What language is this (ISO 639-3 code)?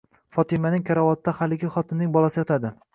uzb